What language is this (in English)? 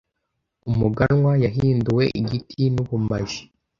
Kinyarwanda